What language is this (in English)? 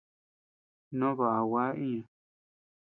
Tepeuxila Cuicatec